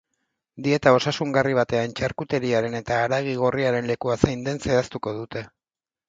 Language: Basque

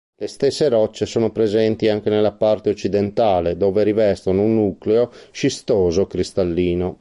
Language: Italian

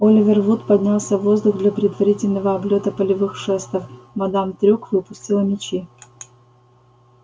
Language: Russian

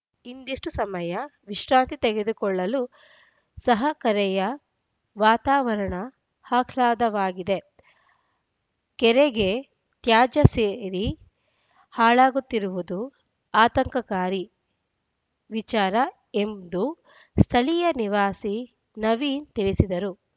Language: Kannada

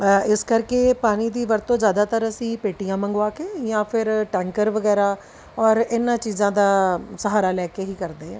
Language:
Punjabi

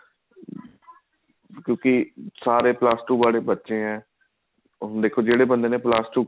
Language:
Punjabi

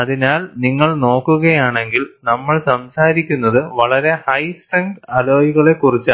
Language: Malayalam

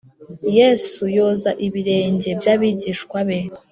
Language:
Kinyarwanda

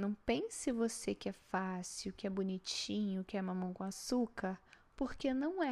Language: Portuguese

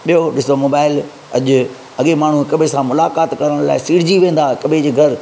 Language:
Sindhi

